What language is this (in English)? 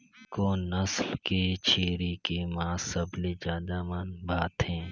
Chhattisgarhi